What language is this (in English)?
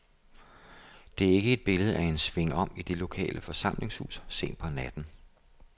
Danish